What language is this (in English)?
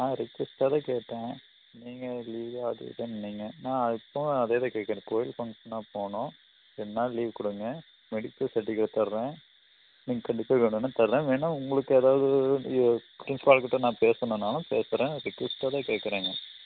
Tamil